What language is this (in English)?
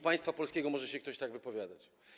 Polish